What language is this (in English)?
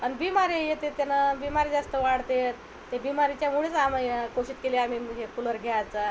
Marathi